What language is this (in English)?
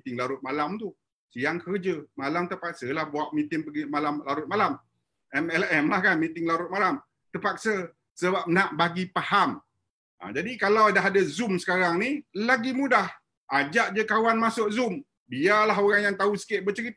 Malay